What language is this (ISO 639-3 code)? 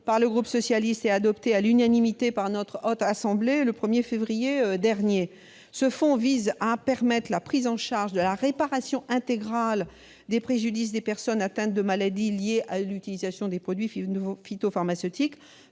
fra